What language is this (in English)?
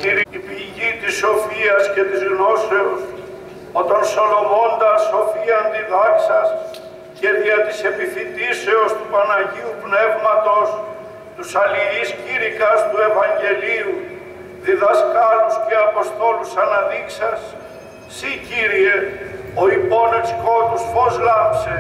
Greek